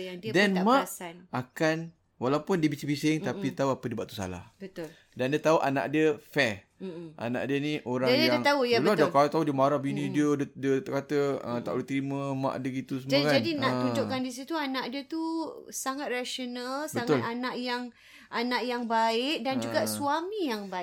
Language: Malay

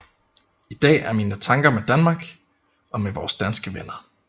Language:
Danish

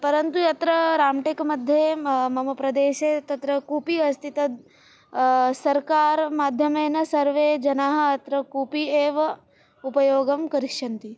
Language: Sanskrit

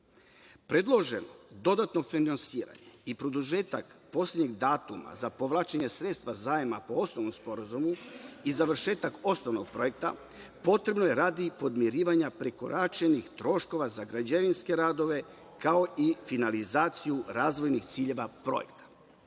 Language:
Serbian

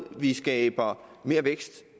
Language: Danish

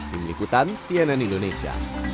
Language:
Indonesian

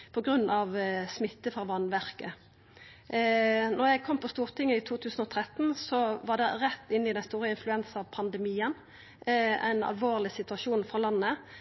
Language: Norwegian Nynorsk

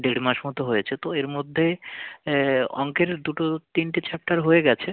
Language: Bangla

